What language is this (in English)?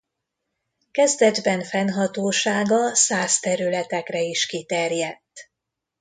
Hungarian